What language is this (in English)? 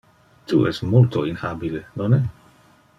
Interlingua